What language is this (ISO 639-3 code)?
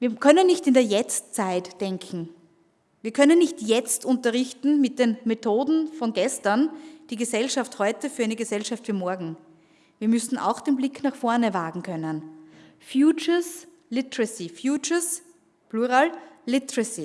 deu